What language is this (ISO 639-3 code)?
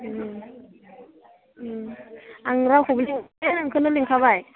brx